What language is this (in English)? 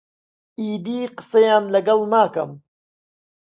Central Kurdish